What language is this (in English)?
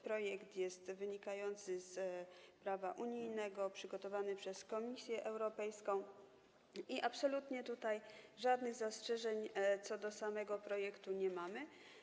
Polish